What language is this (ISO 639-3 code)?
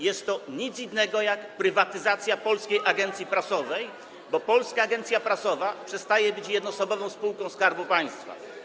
pol